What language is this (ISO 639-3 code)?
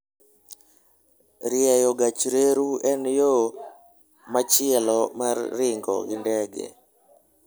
luo